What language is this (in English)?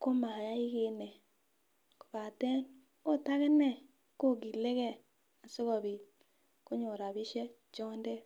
Kalenjin